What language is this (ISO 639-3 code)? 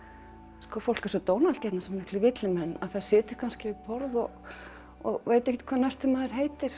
isl